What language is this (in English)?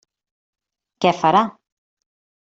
Catalan